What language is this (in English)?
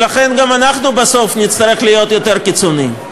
Hebrew